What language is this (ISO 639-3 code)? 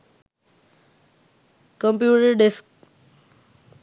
sin